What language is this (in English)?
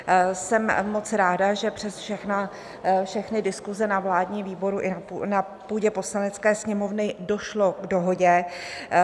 Czech